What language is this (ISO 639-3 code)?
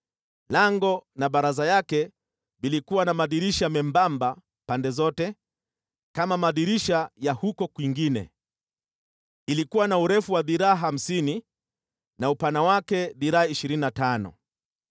swa